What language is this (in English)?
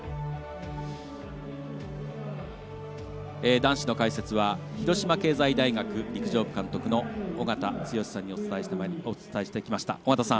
Japanese